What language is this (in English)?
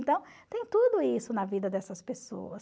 Portuguese